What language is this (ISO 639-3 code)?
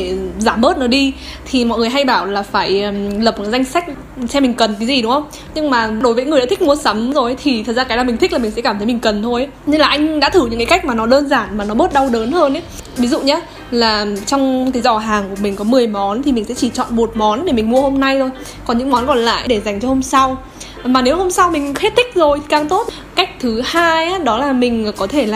vie